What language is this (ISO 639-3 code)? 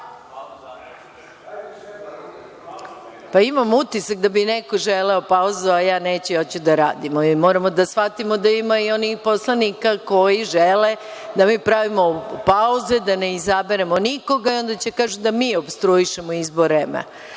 srp